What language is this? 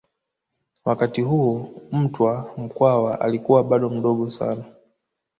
Swahili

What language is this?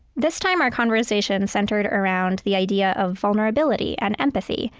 English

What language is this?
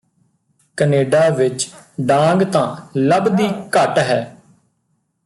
Punjabi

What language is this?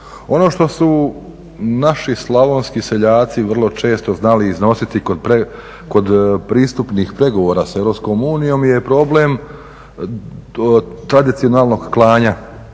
Croatian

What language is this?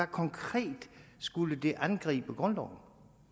Danish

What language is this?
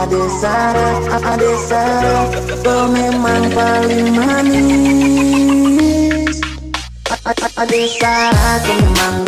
Vietnamese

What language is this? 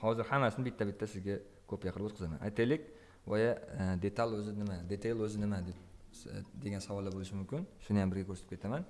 Turkish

